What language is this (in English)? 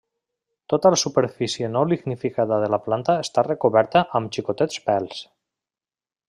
Catalan